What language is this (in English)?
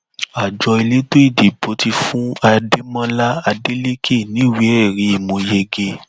Yoruba